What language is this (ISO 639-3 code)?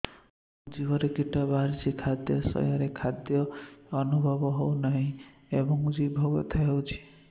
ori